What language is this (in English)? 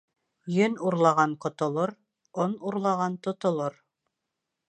Bashkir